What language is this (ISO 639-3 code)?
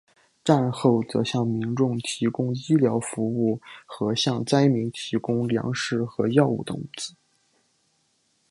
zho